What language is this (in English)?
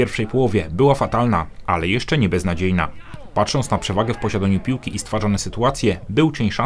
Polish